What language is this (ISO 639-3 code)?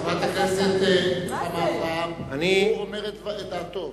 heb